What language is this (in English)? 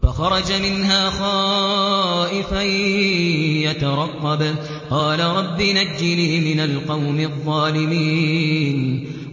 Arabic